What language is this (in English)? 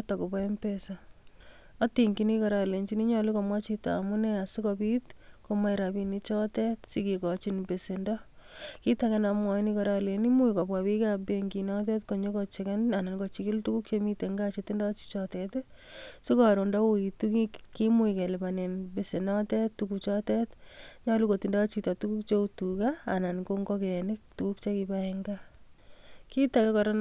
Kalenjin